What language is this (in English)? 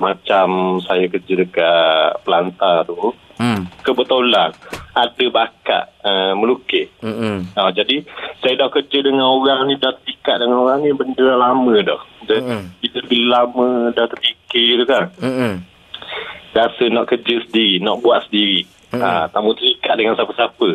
Malay